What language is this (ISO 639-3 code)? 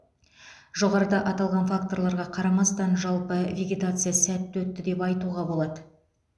kaz